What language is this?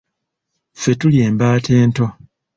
Ganda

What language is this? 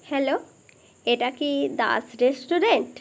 Bangla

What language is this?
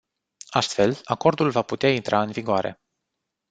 Romanian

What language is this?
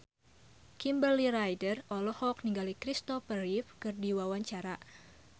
Sundanese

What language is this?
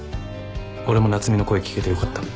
Japanese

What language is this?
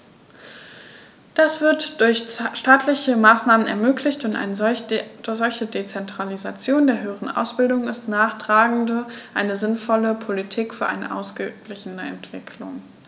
German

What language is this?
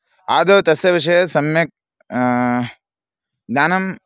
Sanskrit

